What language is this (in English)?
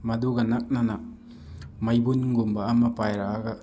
Manipuri